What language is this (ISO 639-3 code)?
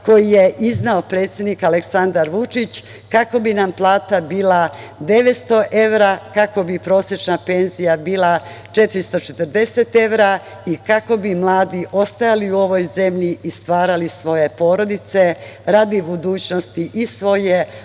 srp